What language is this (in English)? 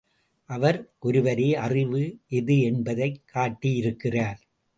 Tamil